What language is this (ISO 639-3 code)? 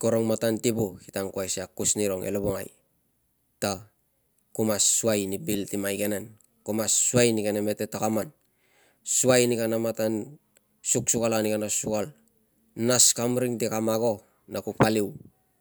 lcm